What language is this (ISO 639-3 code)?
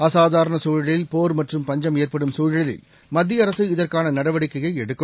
tam